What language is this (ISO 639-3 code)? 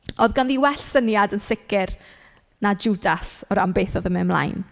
cym